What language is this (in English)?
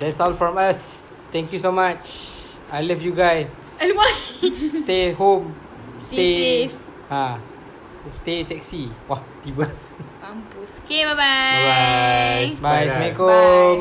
Malay